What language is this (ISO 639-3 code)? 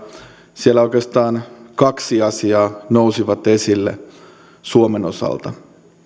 fin